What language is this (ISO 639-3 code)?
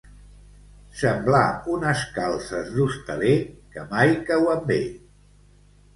cat